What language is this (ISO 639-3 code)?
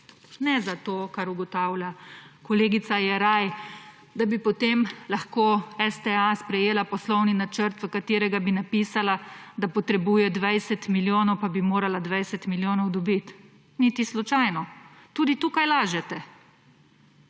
slv